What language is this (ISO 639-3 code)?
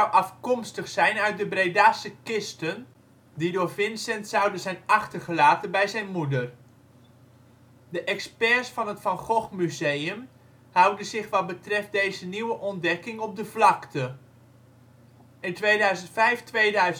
nld